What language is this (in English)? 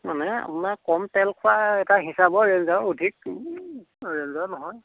Assamese